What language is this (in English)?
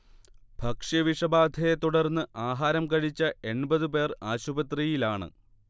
Malayalam